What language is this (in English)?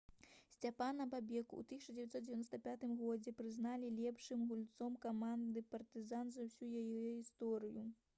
Belarusian